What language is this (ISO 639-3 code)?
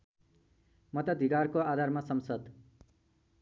nep